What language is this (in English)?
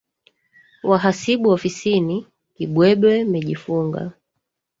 Swahili